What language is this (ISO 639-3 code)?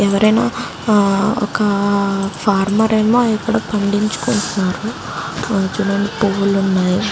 tel